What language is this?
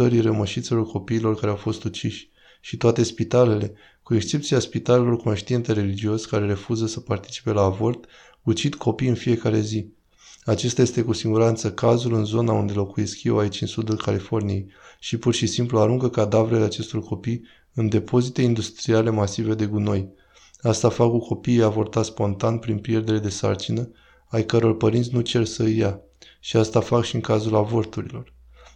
Romanian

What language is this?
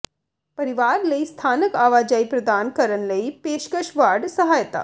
Punjabi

